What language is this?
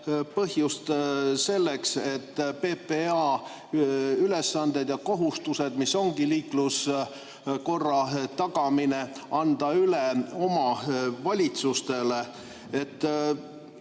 Estonian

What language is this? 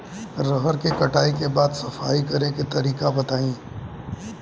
Bhojpuri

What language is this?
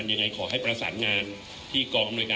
Thai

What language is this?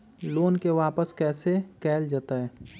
Magahi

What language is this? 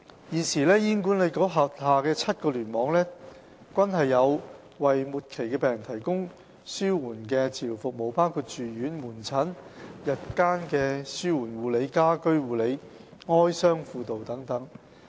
Cantonese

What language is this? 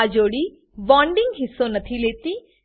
Gujarati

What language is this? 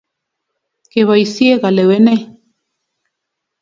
Kalenjin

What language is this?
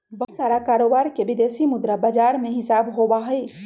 Magahi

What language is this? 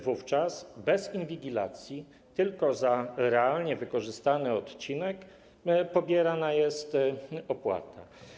Polish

